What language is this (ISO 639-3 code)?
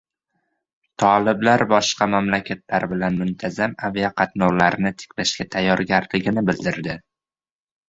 uzb